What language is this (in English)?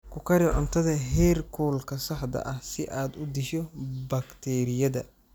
Somali